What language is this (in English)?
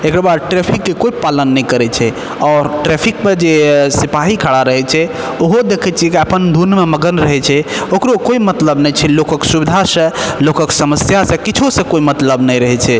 Maithili